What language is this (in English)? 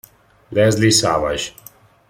Italian